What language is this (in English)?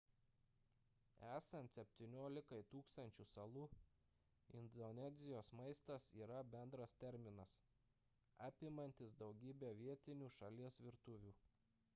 Lithuanian